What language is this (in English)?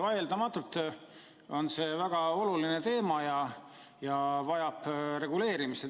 Estonian